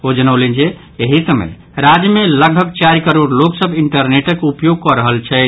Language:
Maithili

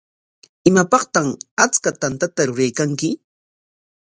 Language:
Corongo Ancash Quechua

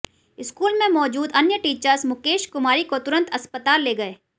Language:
Hindi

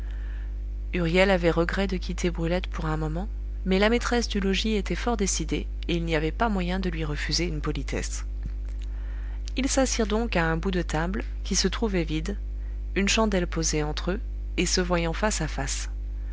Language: French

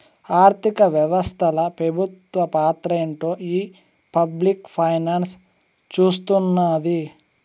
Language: Telugu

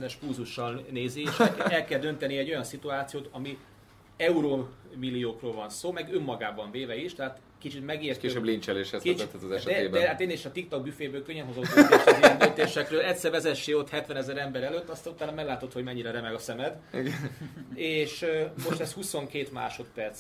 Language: Hungarian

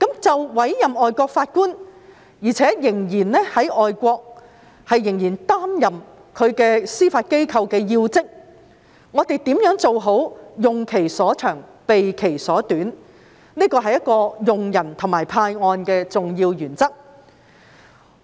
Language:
Cantonese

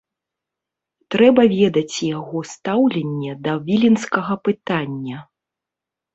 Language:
Belarusian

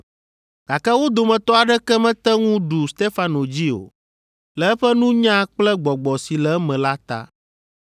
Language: Ewe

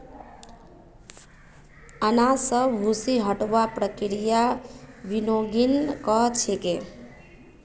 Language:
Magahi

